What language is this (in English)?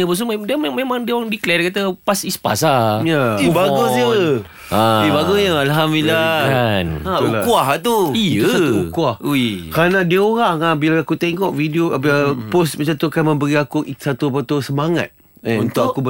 Malay